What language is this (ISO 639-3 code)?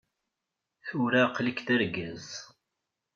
kab